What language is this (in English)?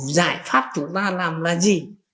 Vietnamese